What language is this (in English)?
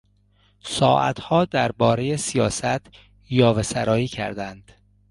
Persian